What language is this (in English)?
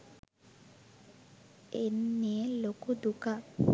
Sinhala